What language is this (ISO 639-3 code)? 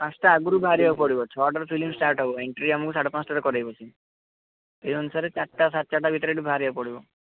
ori